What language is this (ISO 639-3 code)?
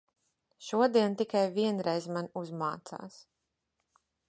lav